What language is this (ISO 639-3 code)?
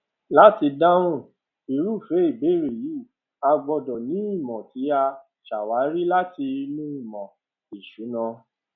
yor